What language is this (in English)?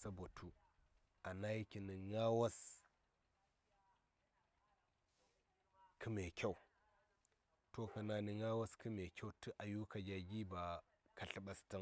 Saya